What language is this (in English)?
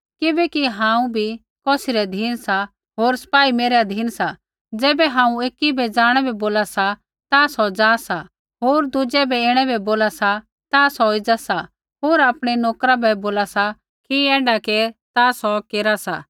Kullu Pahari